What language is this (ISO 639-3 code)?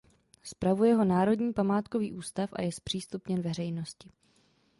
ces